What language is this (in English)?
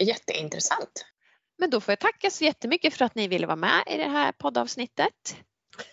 Swedish